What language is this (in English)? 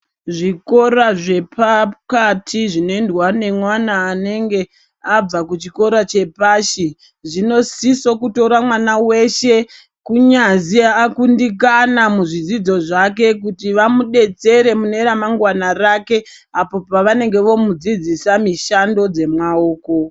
Ndau